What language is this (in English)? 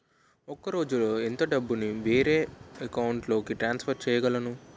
Telugu